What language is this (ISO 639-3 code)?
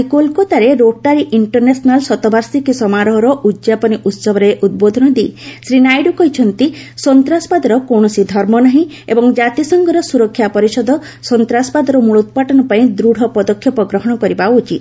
ori